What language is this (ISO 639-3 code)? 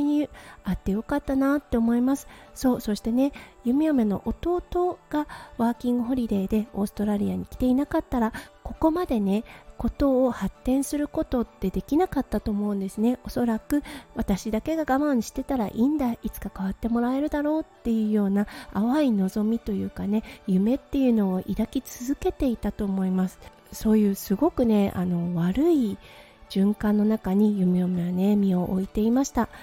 jpn